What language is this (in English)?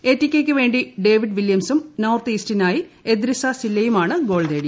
Malayalam